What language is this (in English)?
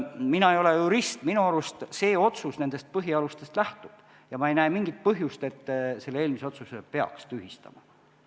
Estonian